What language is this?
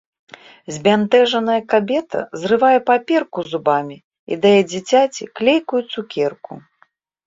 Belarusian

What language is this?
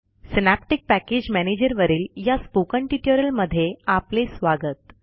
Marathi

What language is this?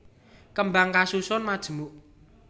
Javanese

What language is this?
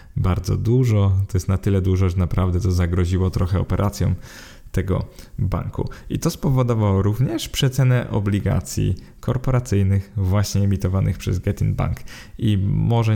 Polish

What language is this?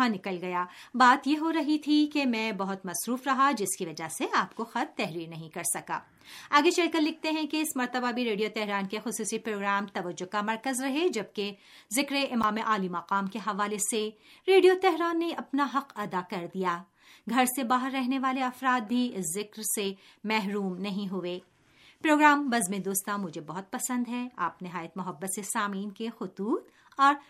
Urdu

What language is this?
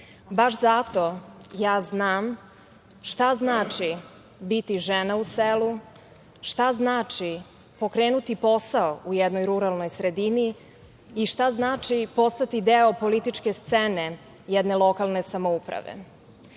Serbian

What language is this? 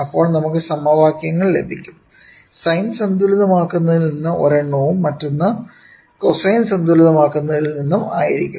Malayalam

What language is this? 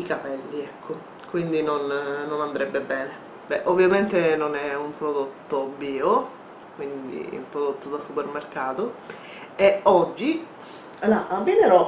Italian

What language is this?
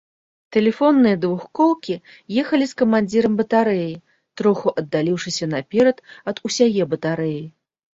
Belarusian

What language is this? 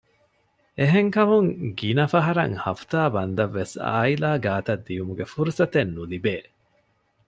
Divehi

